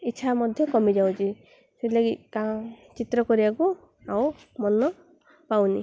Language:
Odia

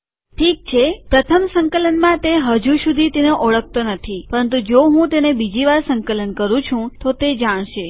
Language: Gujarati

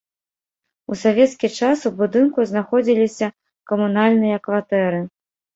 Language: Belarusian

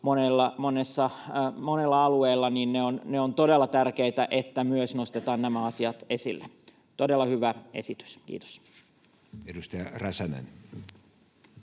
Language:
Finnish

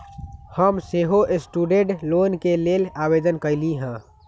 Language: Magahi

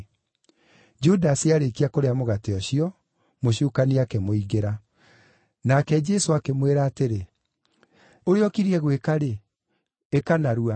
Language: Kikuyu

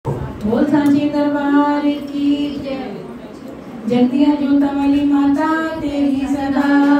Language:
Thai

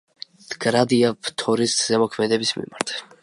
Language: Georgian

